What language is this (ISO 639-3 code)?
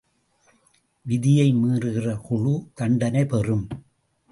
tam